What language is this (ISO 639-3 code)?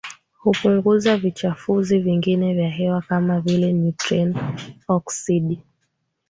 swa